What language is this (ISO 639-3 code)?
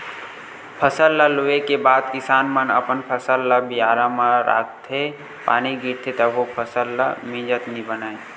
hne